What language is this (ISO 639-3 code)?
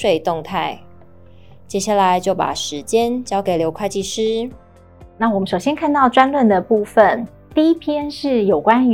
zho